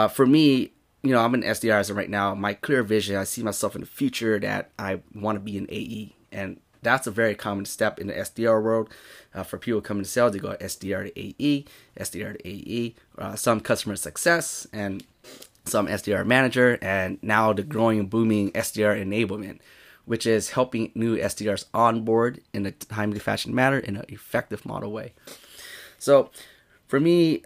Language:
English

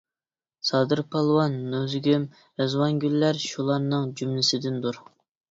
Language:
Uyghur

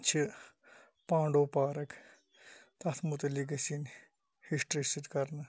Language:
Kashmiri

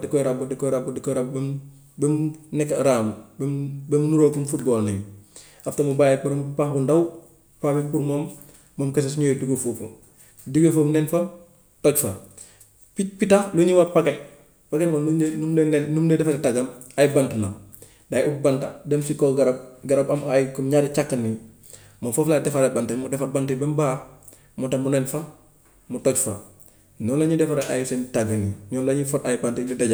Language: Gambian Wolof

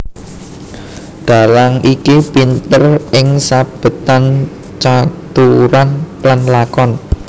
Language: Javanese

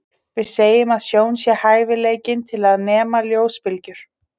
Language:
Icelandic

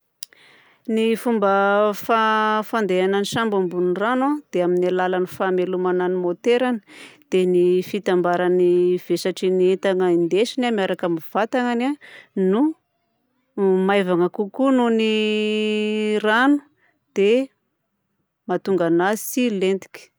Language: Southern Betsimisaraka Malagasy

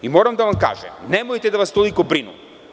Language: Serbian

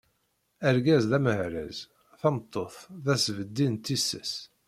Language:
Kabyle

